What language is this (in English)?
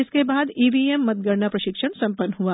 Hindi